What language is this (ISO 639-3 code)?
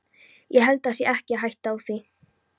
isl